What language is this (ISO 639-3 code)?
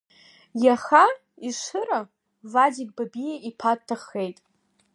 abk